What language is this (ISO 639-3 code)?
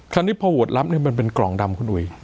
tha